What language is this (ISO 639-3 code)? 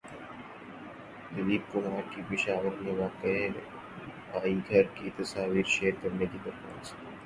urd